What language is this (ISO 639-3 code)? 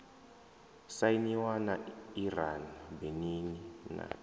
ven